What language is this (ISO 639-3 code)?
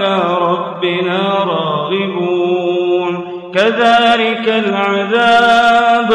ara